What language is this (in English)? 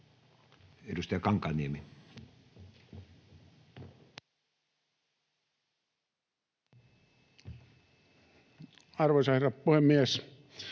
Finnish